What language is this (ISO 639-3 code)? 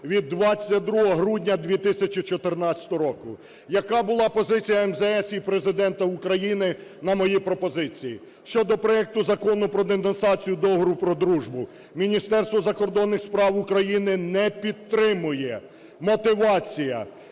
ukr